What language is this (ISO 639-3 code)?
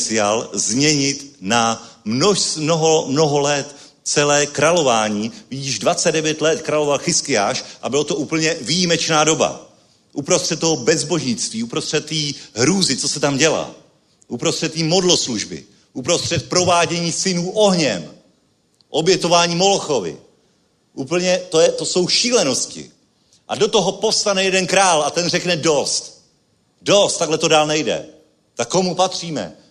ces